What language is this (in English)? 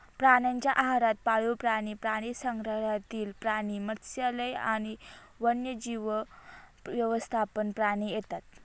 Marathi